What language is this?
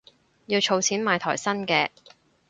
Cantonese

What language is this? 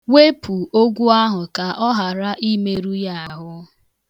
Igbo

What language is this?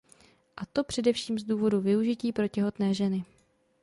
Czech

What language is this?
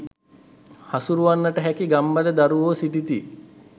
Sinhala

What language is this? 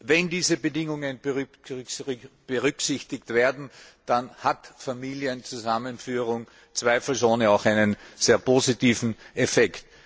German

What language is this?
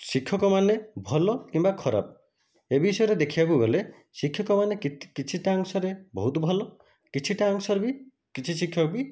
Odia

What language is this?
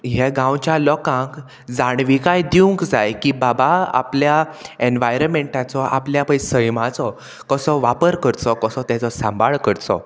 Konkani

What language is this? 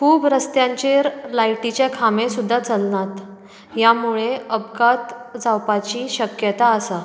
Konkani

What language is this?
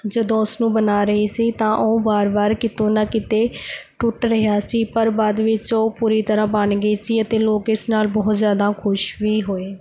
Punjabi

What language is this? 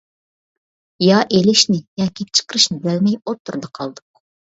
Uyghur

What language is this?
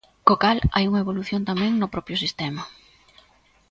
Galician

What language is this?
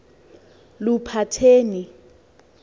Xhosa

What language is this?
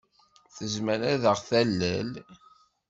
Kabyle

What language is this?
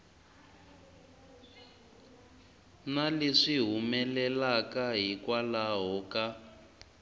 Tsonga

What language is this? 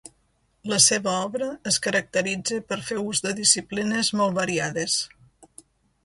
Catalan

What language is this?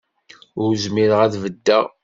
Kabyle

